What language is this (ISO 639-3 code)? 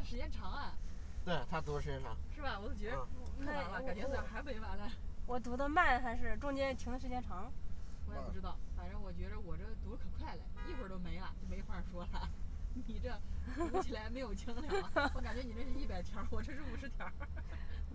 zho